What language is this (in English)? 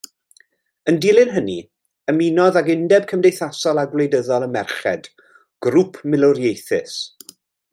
Welsh